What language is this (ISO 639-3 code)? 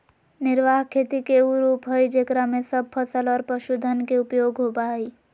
mag